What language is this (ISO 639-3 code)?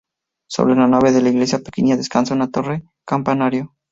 spa